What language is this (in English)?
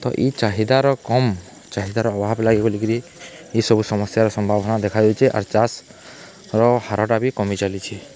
Odia